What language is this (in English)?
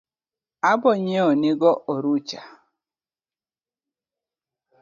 Luo (Kenya and Tanzania)